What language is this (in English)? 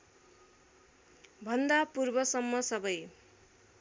Nepali